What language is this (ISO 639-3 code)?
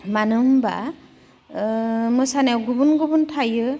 brx